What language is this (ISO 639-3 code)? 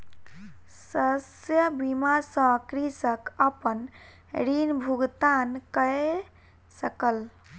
mai